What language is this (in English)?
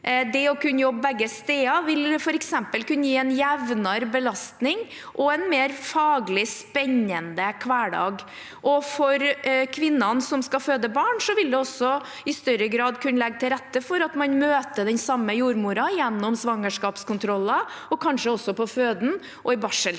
Norwegian